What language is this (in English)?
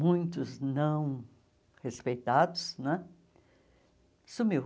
Portuguese